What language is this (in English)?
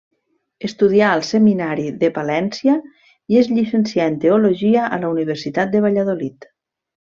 Catalan